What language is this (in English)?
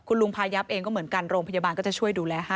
Thai